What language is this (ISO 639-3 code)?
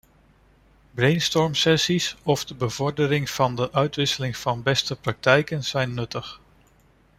nld